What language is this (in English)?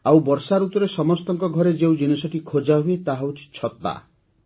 Odia